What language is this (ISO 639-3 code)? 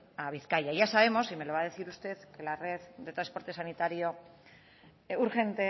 spa